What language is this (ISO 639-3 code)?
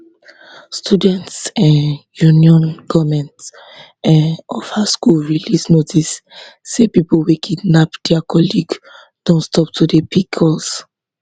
pcm